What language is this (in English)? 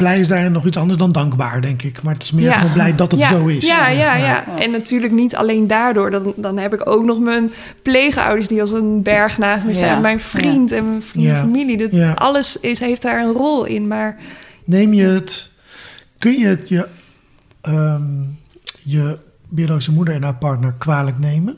Dutch